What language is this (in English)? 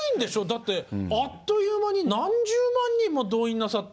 Japanese